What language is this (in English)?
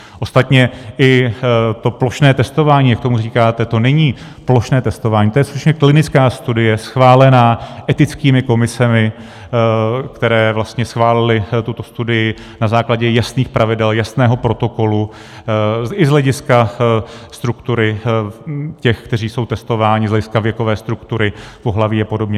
Czech